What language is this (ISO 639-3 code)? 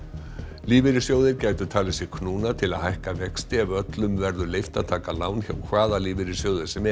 isl